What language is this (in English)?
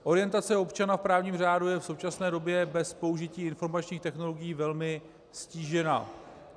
Czech